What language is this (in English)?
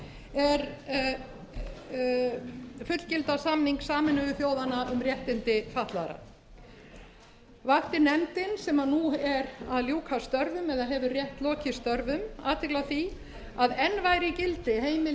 Icelandic